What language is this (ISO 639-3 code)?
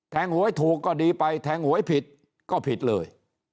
tha